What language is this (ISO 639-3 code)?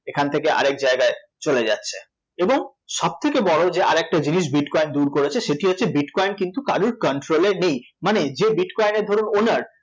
ben